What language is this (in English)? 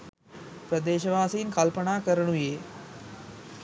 Sinhala